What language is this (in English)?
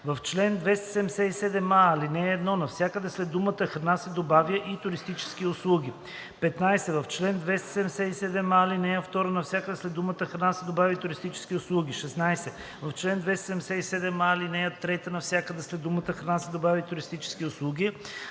Bulgarian